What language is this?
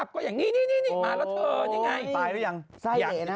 Thai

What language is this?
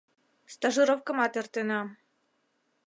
Mari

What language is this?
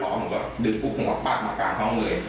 Thai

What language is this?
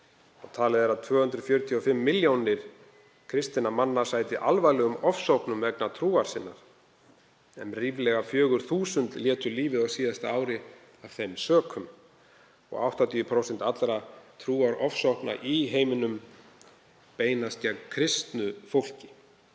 Icelandic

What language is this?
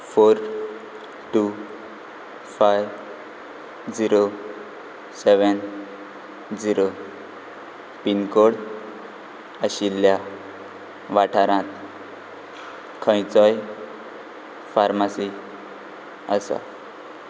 Konkani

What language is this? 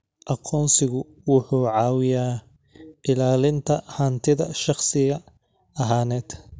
Somali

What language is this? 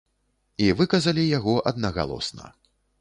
Belarusian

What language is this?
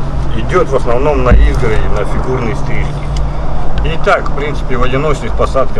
Russian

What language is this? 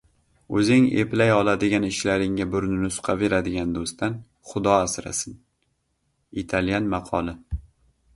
Uzbek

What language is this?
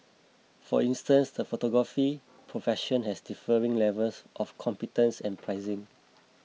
English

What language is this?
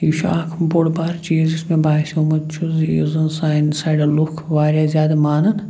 Kashmiri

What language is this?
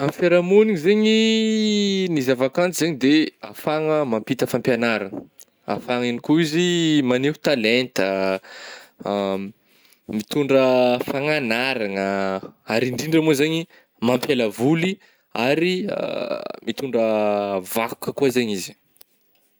Northern Betsimisaraka Malagasy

